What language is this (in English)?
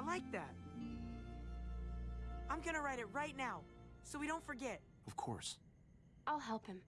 English